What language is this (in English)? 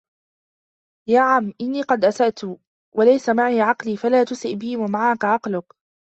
Arabic